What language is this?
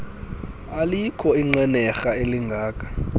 Xhosa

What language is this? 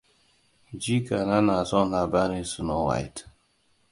Hausa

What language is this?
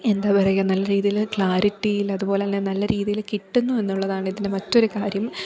Malayalam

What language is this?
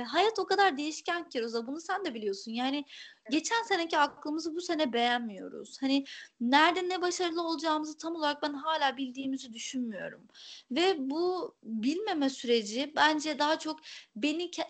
Turkish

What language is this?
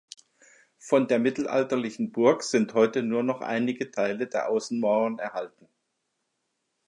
German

